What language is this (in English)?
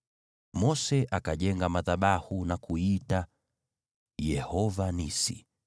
Swahili